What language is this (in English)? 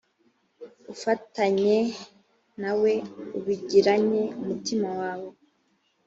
Kinyarwanda